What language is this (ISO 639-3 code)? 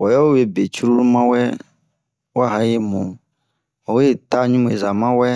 bmq